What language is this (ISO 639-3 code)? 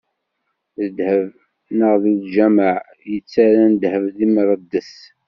kab